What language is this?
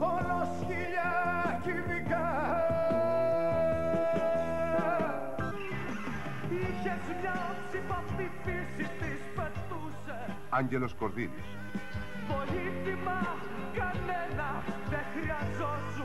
Greek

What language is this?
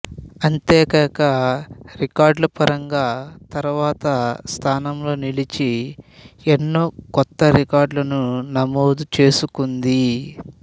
Telugu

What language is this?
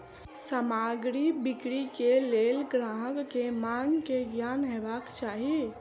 Maithili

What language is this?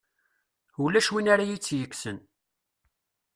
Kabyle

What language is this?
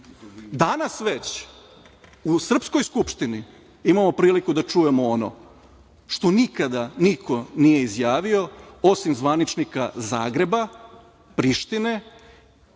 Serbian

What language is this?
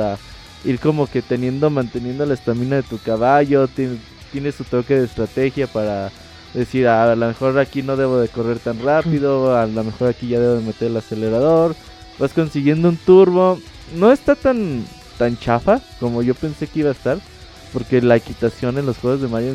Spanish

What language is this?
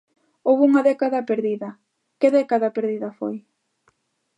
Galician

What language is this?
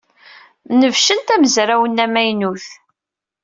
Kabyle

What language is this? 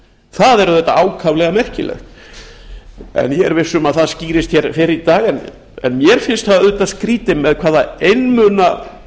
Icelandic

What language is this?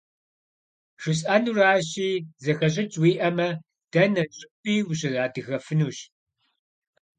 Kabardian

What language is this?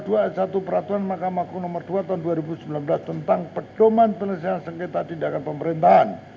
Indonesian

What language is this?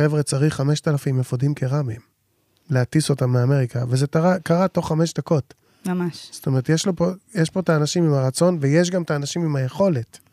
Hebrew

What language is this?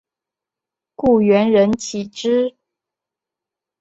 Chinese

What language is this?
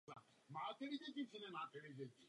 Czech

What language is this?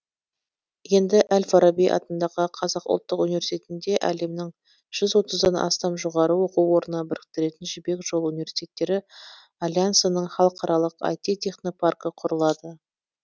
Kazakh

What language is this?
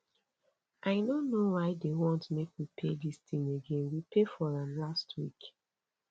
Nigerian Pidgin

